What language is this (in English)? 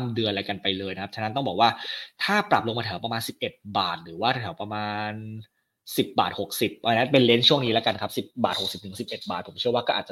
Thai